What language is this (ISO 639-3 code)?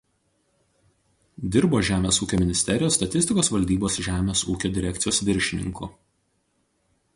lit